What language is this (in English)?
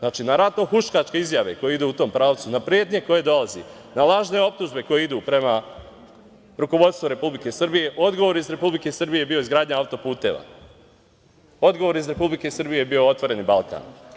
Serbian